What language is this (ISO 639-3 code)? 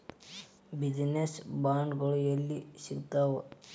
kan